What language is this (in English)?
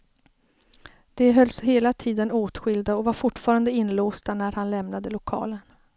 Swedish